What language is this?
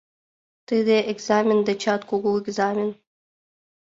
Mari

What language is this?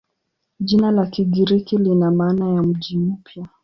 Swahili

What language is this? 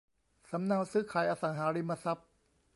Thai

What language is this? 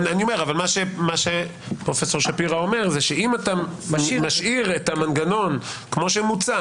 Hebrew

